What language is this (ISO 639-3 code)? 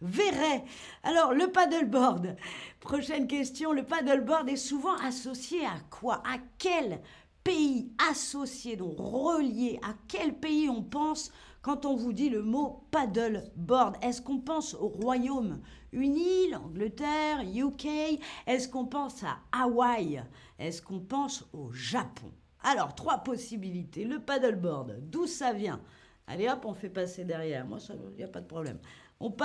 fra